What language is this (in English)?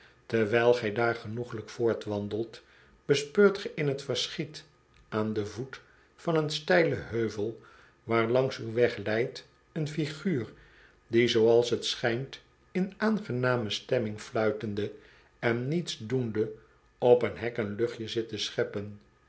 Dutch